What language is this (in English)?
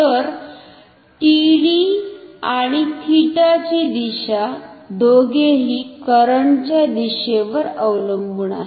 Marathi